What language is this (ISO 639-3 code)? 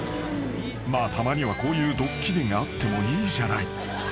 jpn